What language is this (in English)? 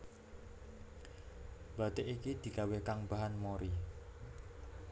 Javanese